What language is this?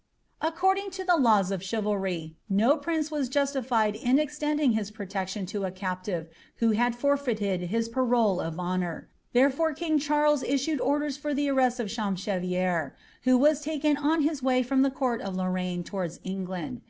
English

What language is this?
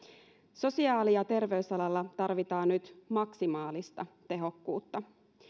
Finnish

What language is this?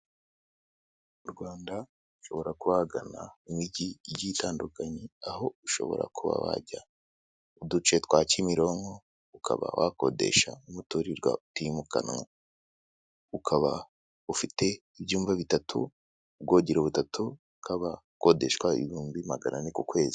Kinyarwanda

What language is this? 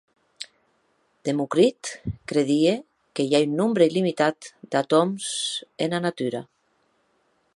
Occitan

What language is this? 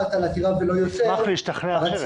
Hebrew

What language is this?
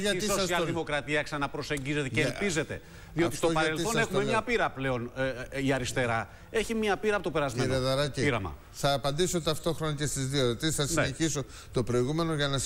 Greek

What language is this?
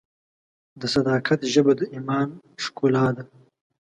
Pashto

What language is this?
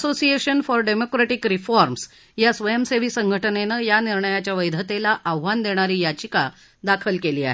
Marathi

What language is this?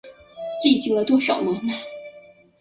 Chinese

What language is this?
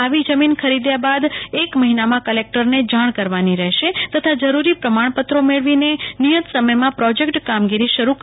Gujarati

